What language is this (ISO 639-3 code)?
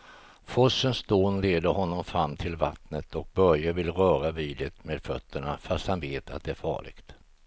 swe